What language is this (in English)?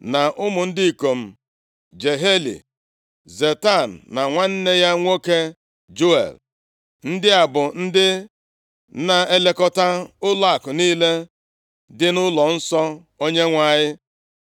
Igbo